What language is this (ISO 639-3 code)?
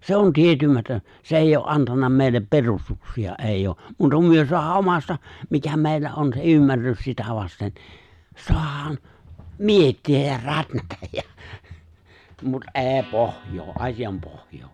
fin